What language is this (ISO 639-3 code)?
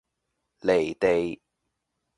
yue